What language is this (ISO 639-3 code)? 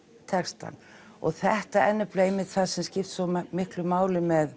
isl